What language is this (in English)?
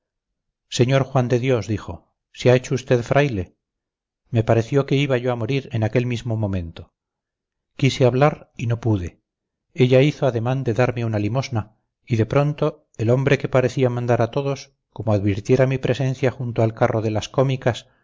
Spanish